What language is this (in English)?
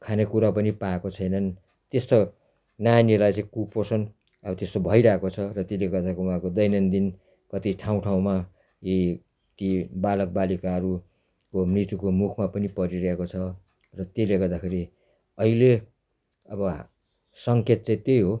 Nepali